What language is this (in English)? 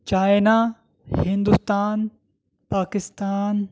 Urdu